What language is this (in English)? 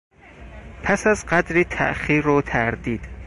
Persian